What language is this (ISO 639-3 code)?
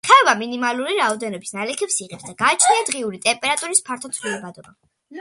kat